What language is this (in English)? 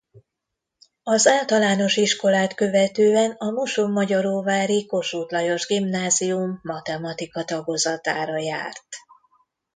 Hungarian